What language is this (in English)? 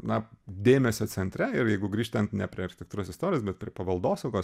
Lithuanian